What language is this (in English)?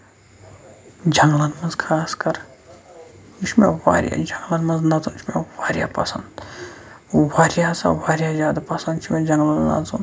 Kashmiri